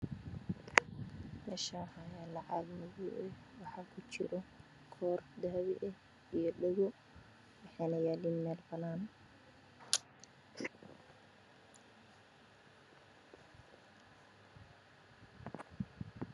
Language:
Somali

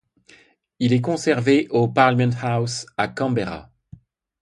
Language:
French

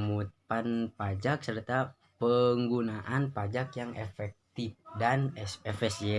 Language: Indonesian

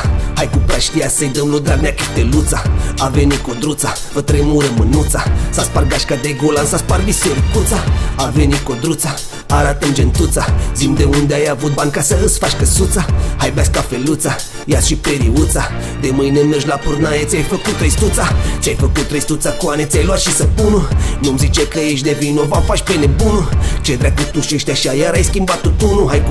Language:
Romanian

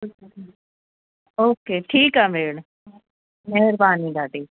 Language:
Sindhi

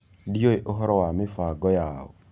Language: Kikuyu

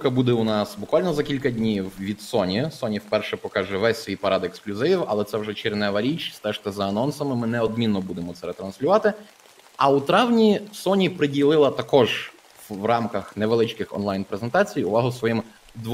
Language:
Ukrainian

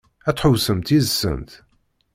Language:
Kabyle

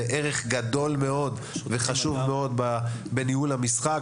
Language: Hebrew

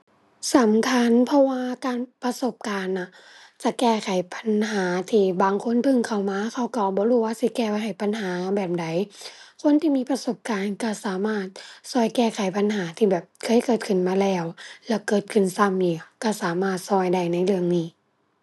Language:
Thai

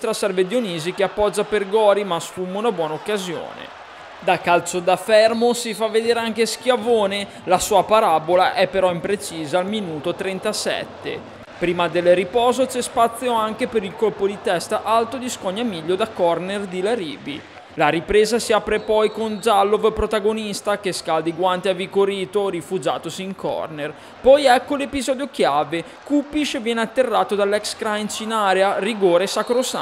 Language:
Italian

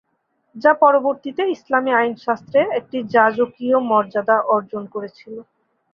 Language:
Bangla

